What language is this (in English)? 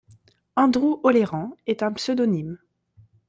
French